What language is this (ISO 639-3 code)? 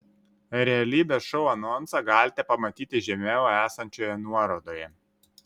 lit